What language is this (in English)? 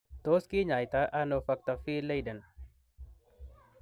Kalenjin